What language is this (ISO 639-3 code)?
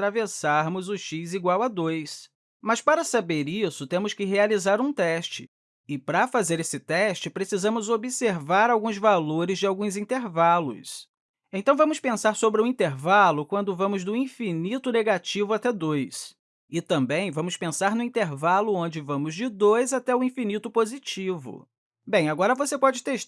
por